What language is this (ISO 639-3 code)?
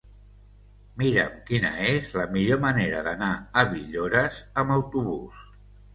cat